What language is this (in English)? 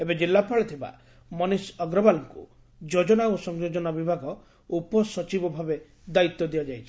Odia